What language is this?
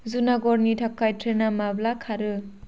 Bodo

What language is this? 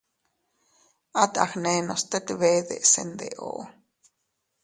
Teutila Cuicatec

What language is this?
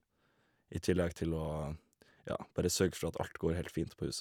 Norwegian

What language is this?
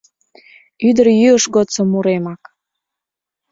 Mari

